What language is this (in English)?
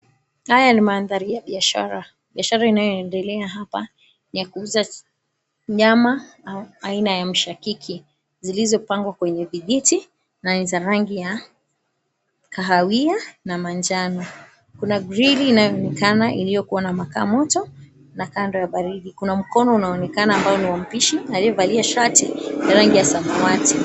Swahili